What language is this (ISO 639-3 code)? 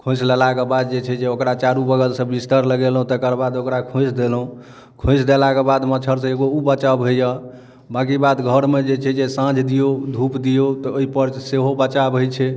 mai